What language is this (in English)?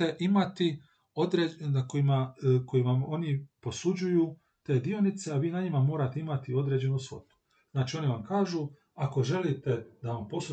Croatian